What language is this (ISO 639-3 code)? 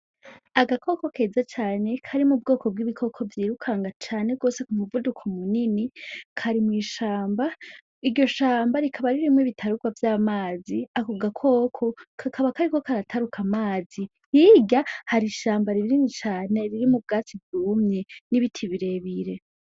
run